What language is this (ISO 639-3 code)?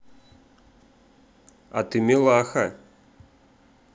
rus